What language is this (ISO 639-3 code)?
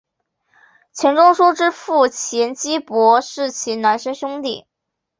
zho